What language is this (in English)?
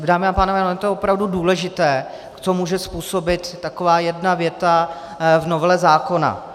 Czech